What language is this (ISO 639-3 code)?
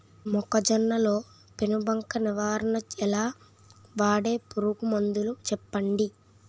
tel